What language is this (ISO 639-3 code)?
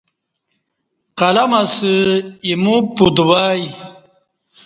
bsh